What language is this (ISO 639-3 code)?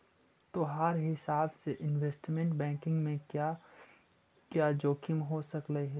mag